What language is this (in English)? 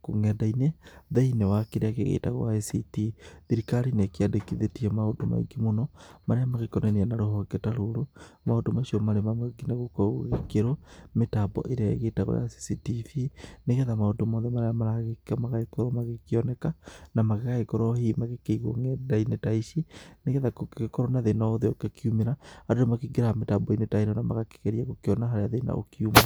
Kikuyu